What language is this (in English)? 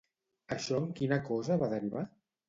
Catalan